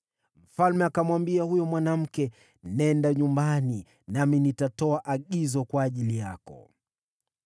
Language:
Swahili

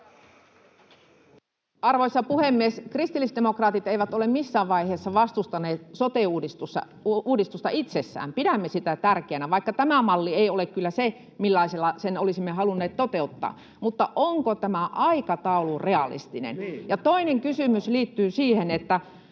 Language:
Finnish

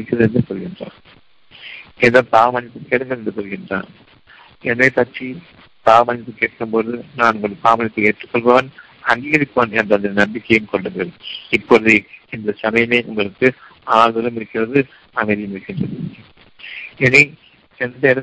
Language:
Tamil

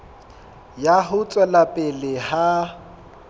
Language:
Southern Sotho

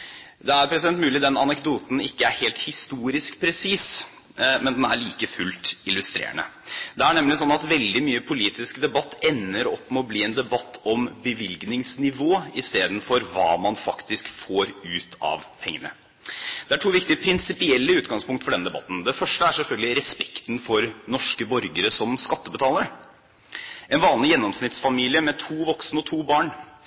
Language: Norwegian Bokmål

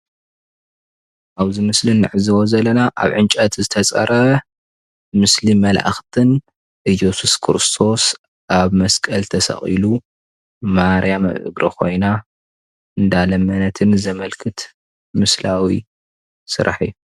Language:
Tigrinya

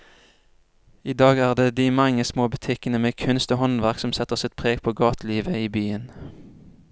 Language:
Norwegian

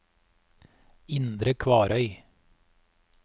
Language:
Norwegian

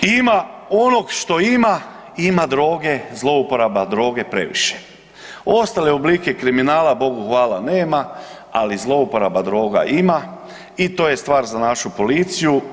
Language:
Croatian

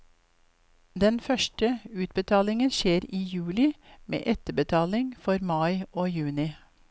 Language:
Norwegian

